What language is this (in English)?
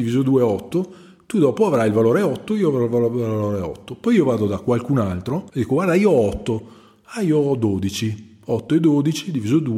Italian